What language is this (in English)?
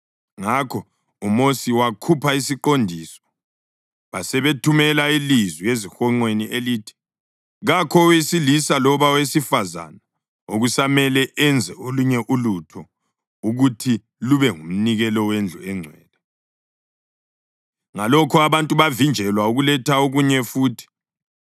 North Ndebele